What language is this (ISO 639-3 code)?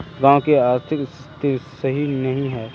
mag